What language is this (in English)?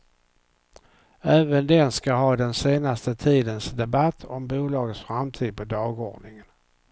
Swedish